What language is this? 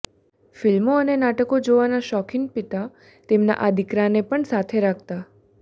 Gujarati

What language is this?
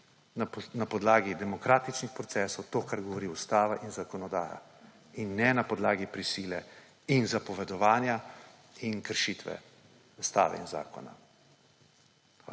Slovenian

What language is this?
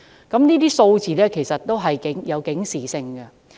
Cantonese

